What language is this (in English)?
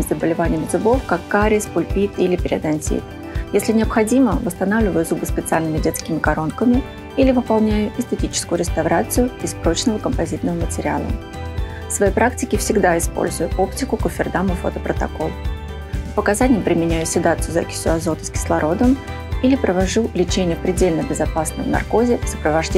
Russian